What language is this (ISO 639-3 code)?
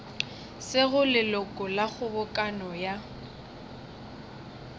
nso